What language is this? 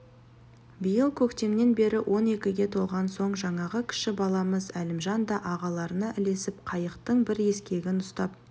Kazakh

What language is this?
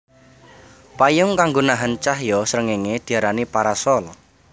Javanese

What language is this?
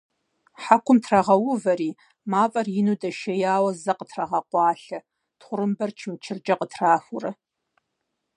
Kabardian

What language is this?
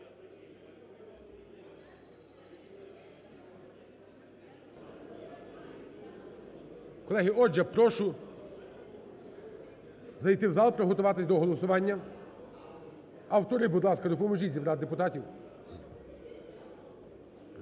Ukrainian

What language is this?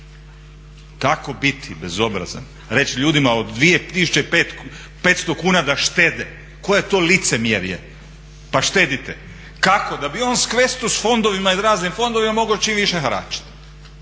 Croatian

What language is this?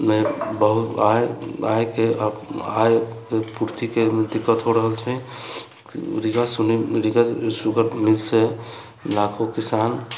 Maithili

